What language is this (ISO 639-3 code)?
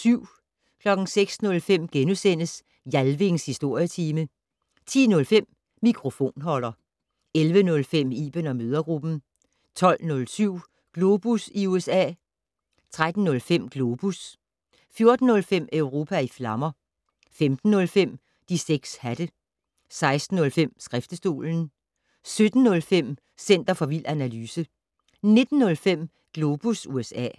dan